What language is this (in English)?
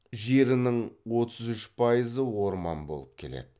Kazakh